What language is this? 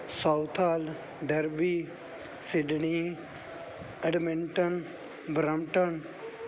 Punjabi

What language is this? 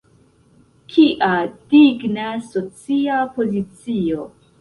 Esperanto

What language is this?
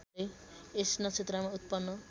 Nepali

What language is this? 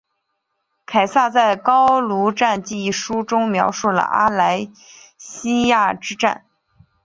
Chinese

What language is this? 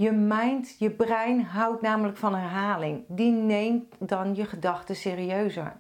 Dutch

